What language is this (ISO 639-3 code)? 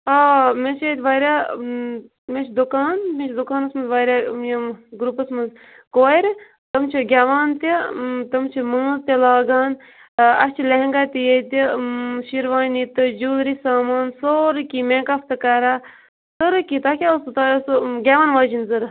kas